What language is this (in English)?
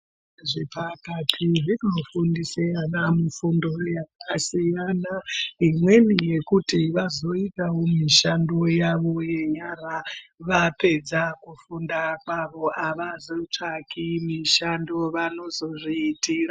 Ndau